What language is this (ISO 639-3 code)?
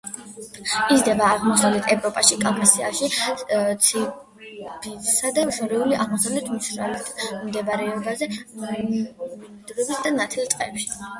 kat